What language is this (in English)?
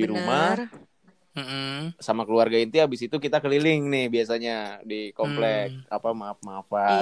Indonesian